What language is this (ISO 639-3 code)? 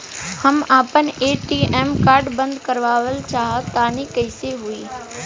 bho